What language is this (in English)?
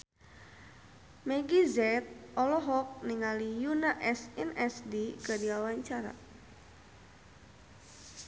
Sundanese